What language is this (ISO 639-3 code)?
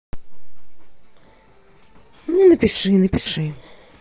rus